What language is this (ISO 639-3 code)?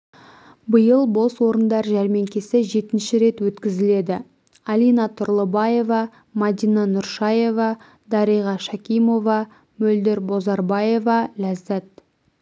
kaz